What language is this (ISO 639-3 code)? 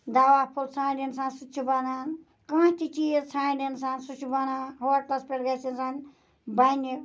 kas